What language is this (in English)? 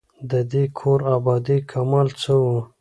Pashto